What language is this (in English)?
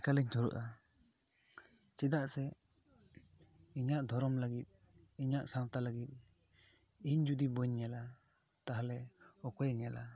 Santali